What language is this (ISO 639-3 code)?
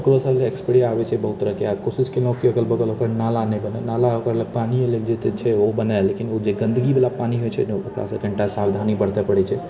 mai